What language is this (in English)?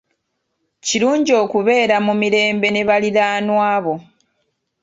Ganda